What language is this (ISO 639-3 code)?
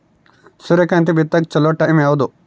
kan